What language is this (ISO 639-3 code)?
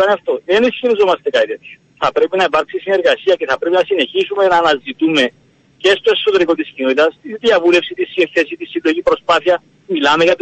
ell